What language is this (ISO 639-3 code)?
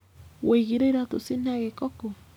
kik